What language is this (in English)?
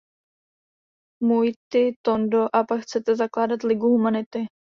Czech